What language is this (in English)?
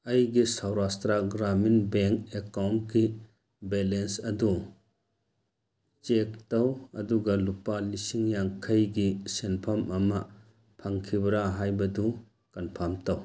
Manipuri